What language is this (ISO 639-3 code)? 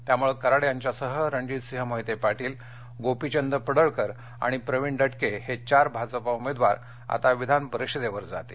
mar